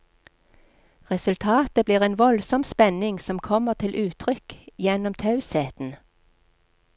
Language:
Norwegian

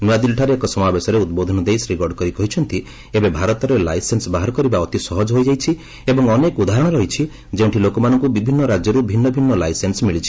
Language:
Odia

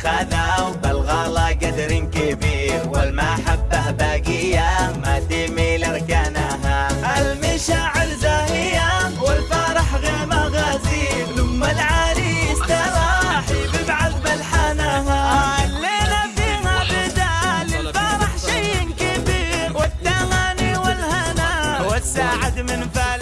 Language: Arabic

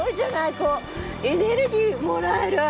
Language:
Japanese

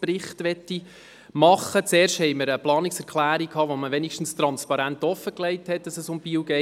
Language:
Swiss German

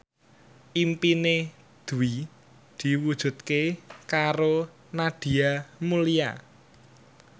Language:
Javanese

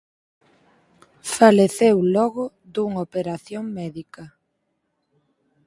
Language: Galician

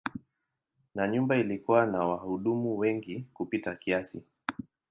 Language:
Swahili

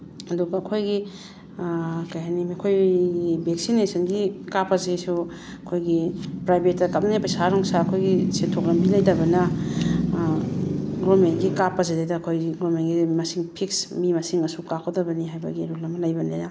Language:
Manipuri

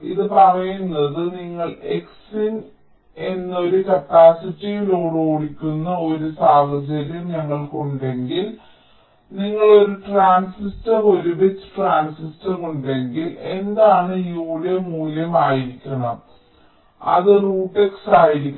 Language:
Malayalam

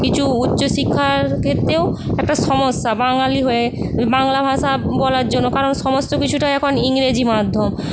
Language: Bangla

